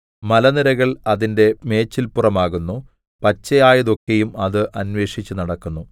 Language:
Malayalam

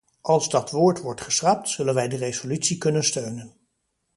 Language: Dutch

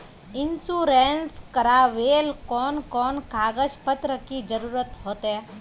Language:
Magahi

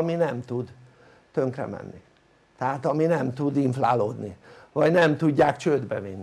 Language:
Hungarian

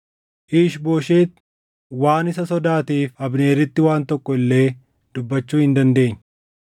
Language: Oromo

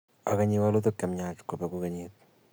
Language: Kalenjin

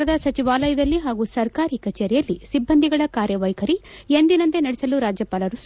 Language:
Kannada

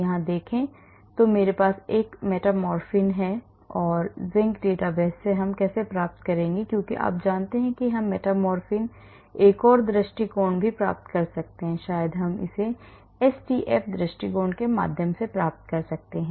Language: Hindi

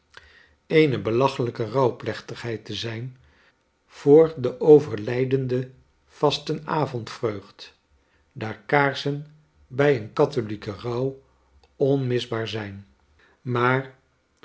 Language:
Dutch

